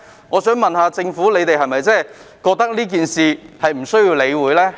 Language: Cantonese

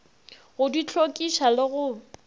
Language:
Northern Sotho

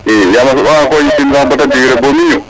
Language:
Serer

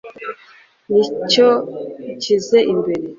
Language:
Kinyarwanda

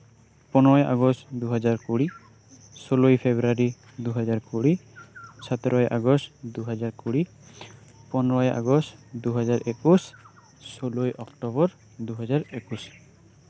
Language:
Santali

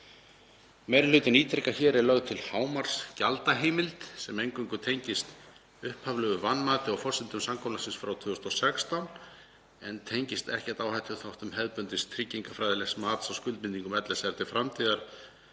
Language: Icelandic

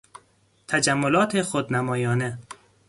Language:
Persian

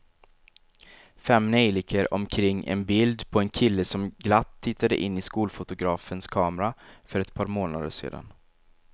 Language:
Swedish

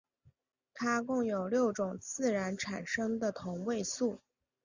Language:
Chinese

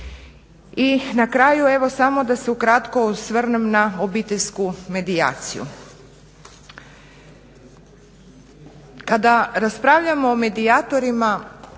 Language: Croatian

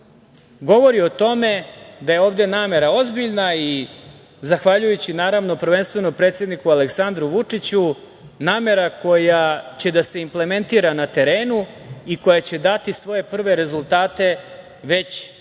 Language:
Serbian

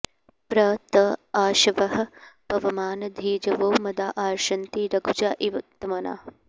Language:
Sanskrit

